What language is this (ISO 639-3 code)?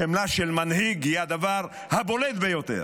heb